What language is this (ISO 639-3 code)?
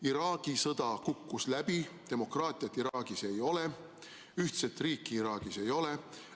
est